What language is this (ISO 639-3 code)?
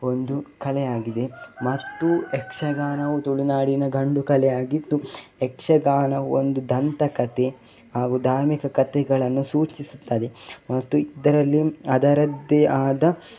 kan